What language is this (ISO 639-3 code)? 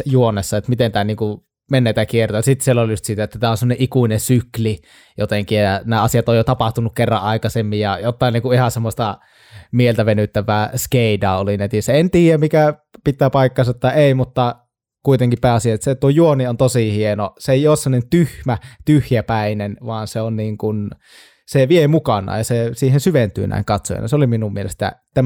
fin